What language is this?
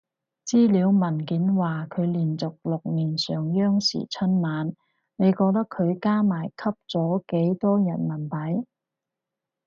Cantonese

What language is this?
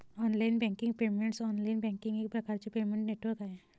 Marathi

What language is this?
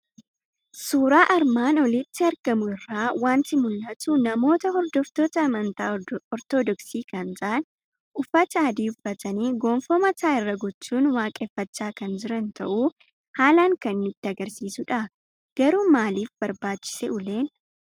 Oromo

